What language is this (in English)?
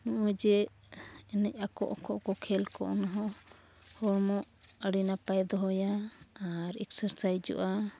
Santali